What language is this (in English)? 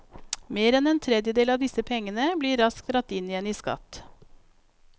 Norwegian